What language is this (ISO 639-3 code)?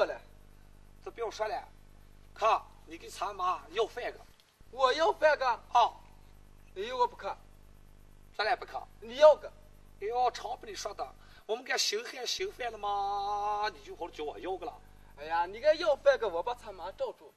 zho